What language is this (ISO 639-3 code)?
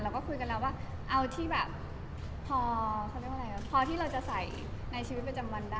tha